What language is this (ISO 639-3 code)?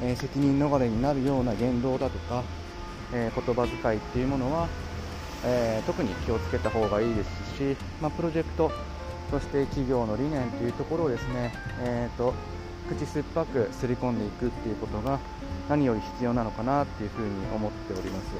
jpn